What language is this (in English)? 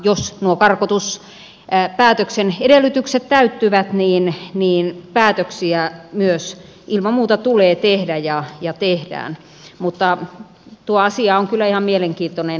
Finnish